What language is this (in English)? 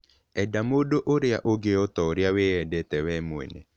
Kikuyu